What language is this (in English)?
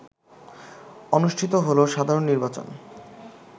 Bangla